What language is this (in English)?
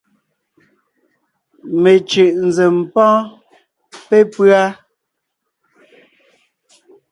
Ngiemboon